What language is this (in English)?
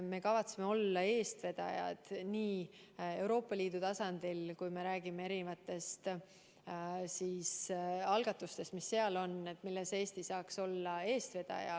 Estonian